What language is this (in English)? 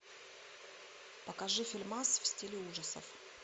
Russian